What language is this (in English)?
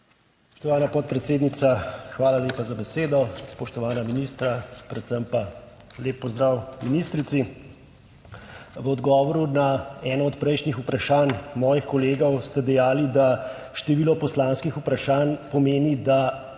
Slovenian